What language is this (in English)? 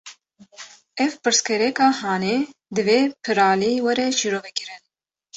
Kurdish